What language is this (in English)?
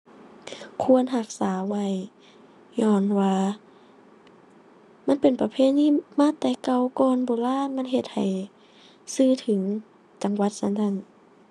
Thai